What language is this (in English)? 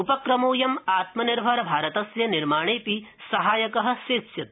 Sanskrit